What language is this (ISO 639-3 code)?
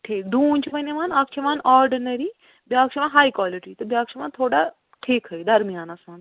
kas